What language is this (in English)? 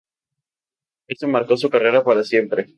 Spanish